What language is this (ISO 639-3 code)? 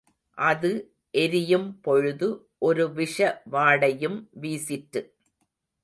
tam